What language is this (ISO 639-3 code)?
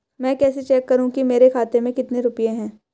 hin